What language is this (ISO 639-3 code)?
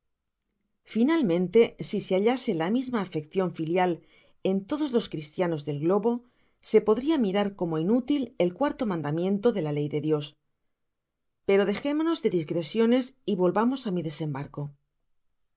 spa